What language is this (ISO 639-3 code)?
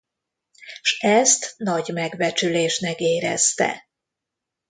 hun